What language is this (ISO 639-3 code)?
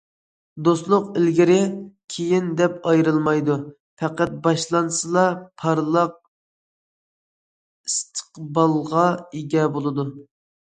uig